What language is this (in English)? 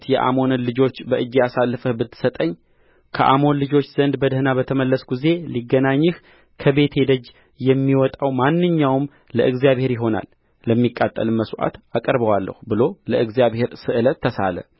Amharic